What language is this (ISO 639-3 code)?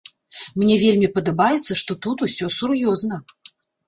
bel